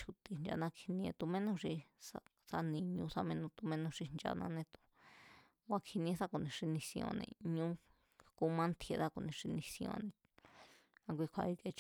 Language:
Mazatlán Mazatec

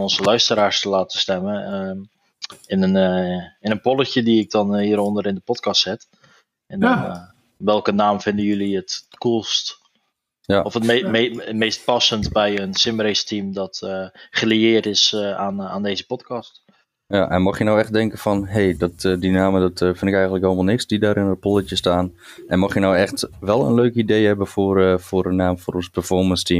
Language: Dutch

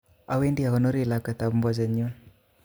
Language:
Kalenjin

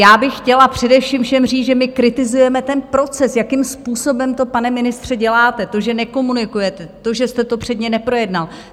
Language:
Czech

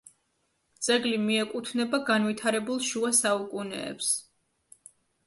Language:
Georgian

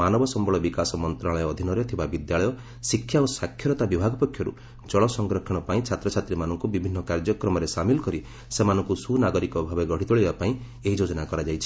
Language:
Odia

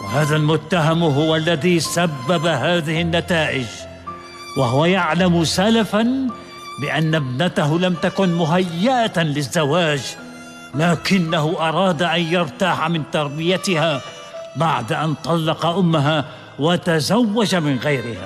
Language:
Arabic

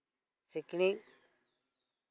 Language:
Santali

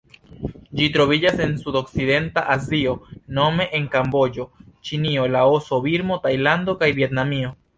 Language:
Esperanto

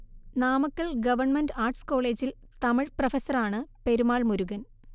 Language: Malayalam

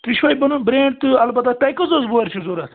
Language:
Kashmiri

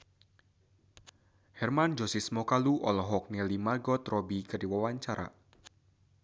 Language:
Sundanese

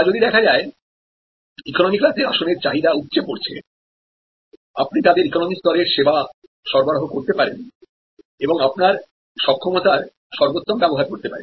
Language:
Bangla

